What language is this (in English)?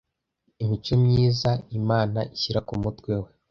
Kinyarwanda